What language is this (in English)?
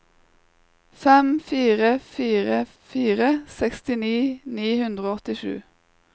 Norwegian